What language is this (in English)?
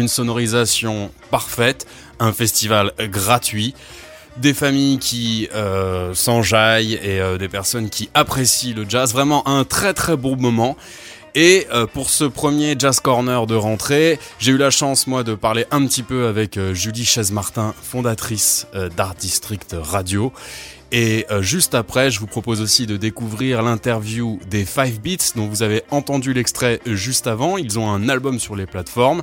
French